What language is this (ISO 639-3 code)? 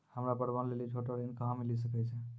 mai